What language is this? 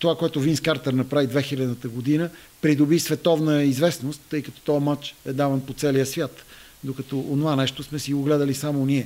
Bulgarian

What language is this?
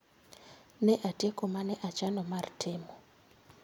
Luo (Kenya and Tanzania)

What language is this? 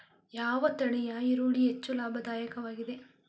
Kannada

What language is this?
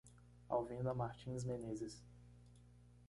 Portuguese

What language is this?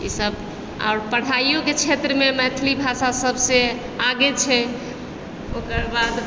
Maithili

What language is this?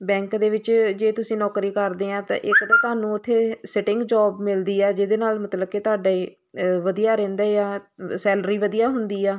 Punjabi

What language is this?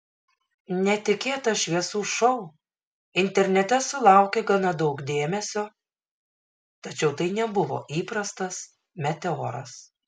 Lithuanian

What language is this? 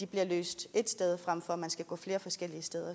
Danish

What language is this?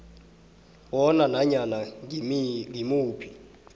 South Ndebele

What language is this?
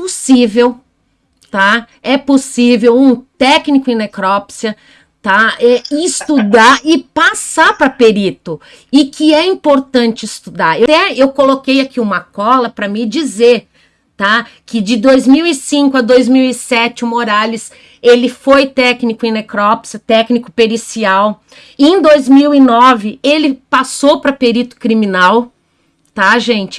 Portuguese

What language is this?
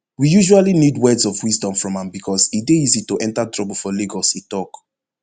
Nigerian Pidgin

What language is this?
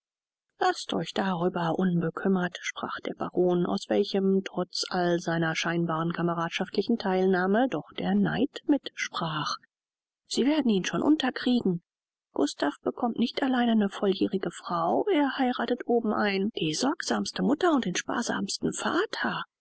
German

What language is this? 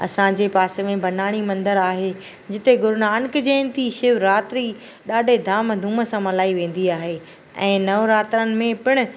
Sindhi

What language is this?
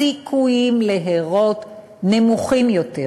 Hebrew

